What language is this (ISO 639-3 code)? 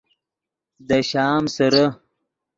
ydg